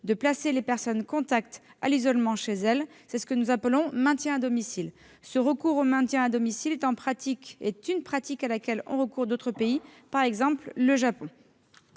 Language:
French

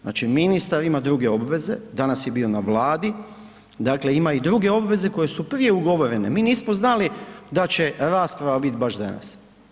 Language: Croatian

